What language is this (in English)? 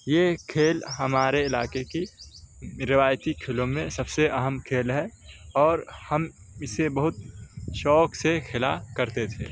Urdu